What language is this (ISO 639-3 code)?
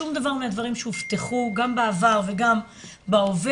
heb